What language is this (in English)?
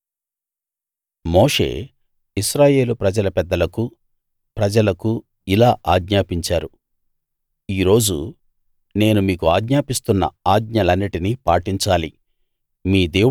Telugu